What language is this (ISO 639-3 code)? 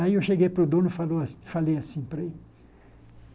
por